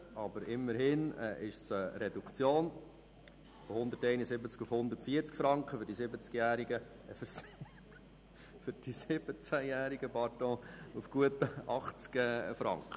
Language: Swiss German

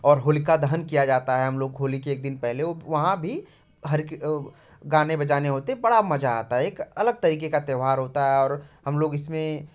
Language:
Hindi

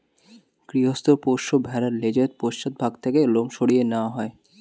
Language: Bangla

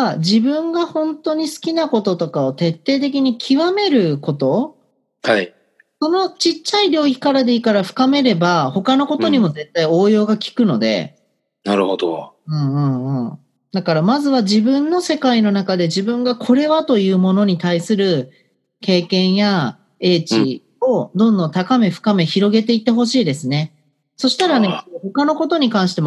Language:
Japanese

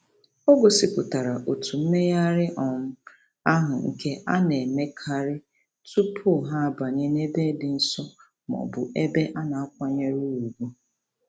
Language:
Igbo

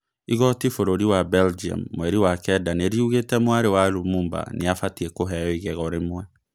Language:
Kikuyu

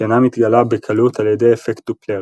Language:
Hebrew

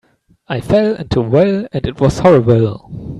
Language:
English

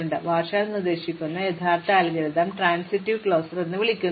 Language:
Malayalam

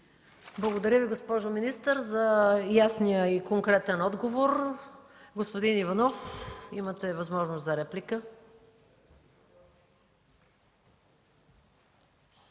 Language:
Bulgarian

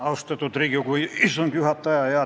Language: Estonian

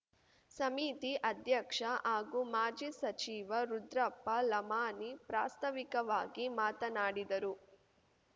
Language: Kannada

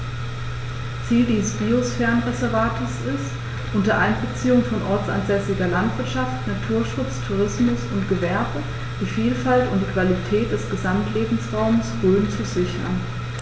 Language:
German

